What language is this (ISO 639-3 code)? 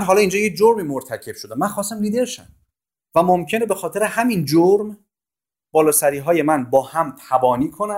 fas